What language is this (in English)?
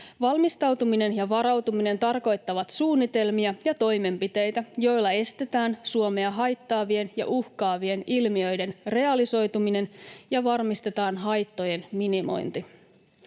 Finnish